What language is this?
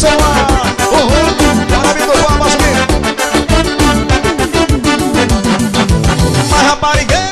Portuguese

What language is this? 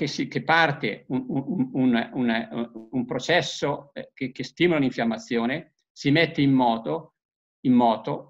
Italian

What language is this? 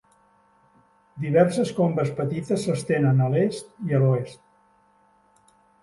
Catalan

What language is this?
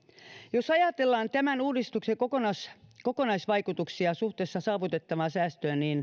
Finnish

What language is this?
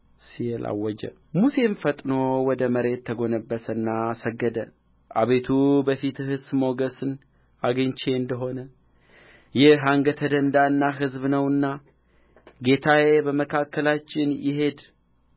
Amharic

